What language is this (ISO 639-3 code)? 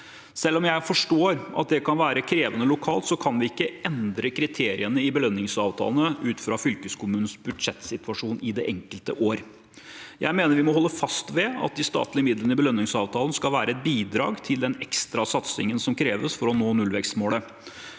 nor